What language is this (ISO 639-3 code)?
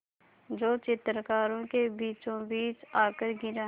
hin